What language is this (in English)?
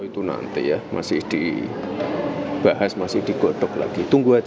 Indonesian